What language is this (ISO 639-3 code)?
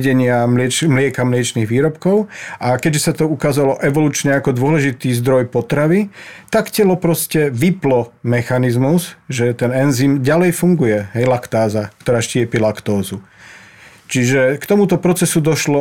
slk